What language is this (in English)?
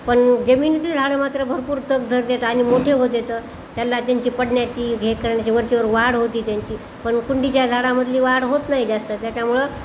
Marathi